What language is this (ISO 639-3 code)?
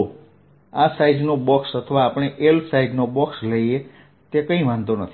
guj